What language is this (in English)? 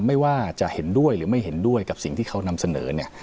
Thai